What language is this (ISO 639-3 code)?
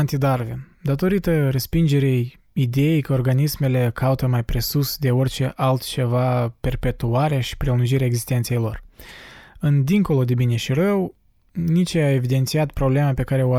ron